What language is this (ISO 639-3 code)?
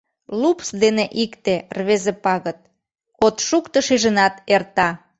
chm